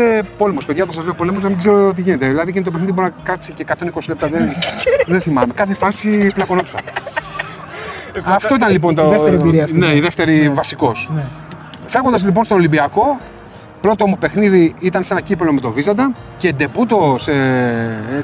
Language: Greek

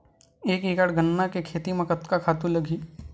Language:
Chhattisgarhi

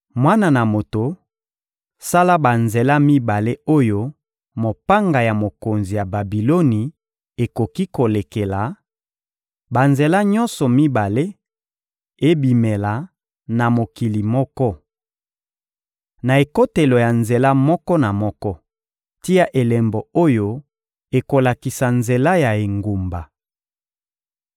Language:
Lingala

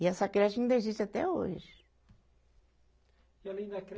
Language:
Portuguese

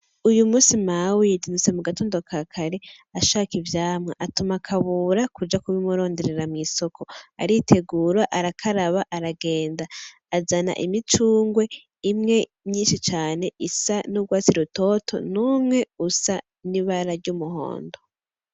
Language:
Rundi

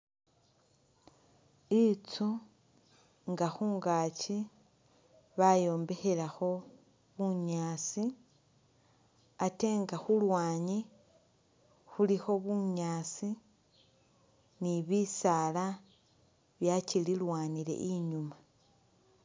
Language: Masaaba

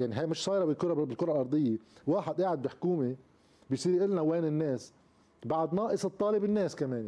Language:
Arabic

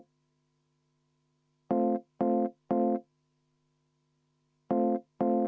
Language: Estonian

